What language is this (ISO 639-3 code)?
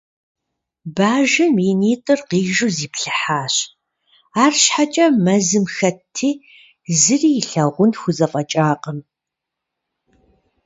kbd